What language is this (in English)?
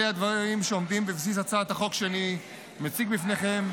Hebrew